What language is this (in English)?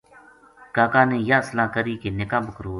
Gujari